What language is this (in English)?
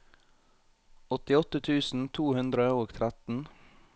Norwegian